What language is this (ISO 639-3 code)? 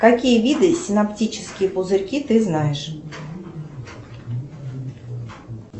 rus